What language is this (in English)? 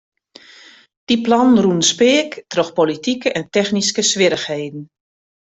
Western Frisian